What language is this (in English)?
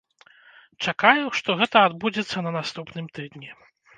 Belarusian